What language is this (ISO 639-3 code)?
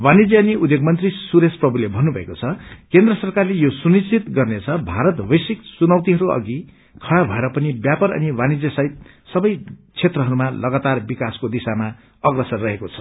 nep